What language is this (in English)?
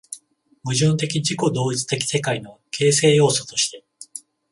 Japanese